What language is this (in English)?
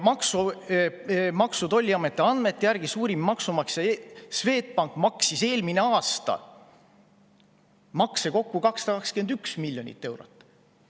Estonian